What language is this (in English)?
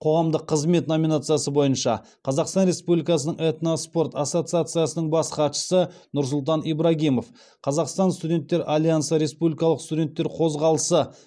Kazakh